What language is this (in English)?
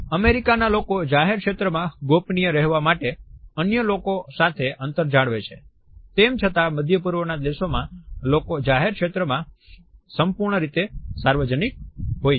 Gujarati